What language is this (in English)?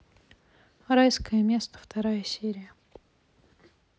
Russian